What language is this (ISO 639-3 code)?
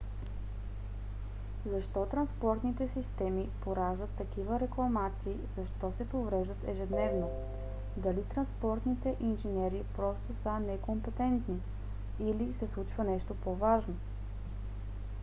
bul